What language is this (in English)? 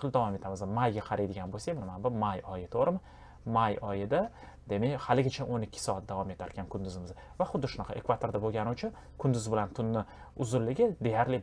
Romanian